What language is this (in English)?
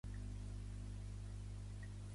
Catalan